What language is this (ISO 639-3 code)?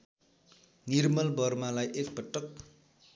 nep